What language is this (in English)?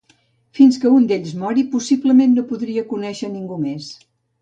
Catalan